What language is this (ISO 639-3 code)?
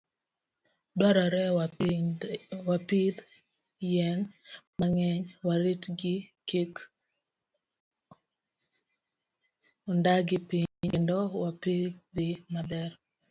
luo